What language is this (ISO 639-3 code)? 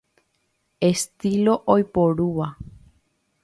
grn